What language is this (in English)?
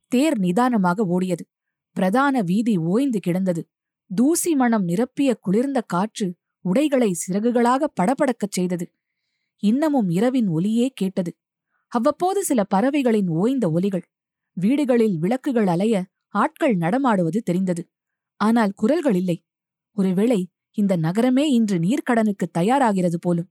Tamil